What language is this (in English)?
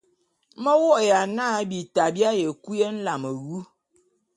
Bulu